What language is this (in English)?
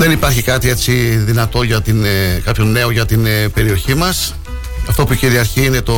Greek